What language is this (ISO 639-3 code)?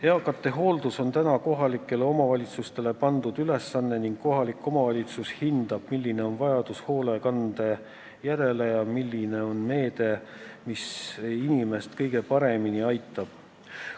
est